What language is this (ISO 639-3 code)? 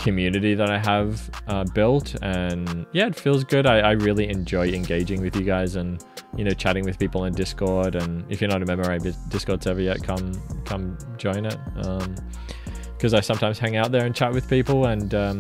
eng